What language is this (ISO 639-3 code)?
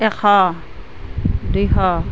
asm